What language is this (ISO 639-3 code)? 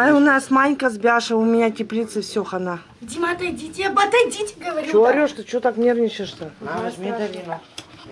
rus